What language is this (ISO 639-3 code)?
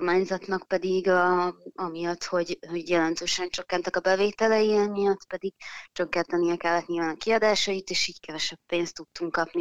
hun